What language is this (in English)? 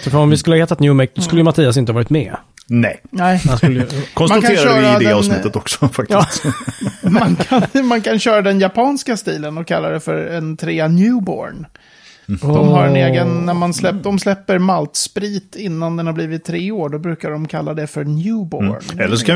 Swedish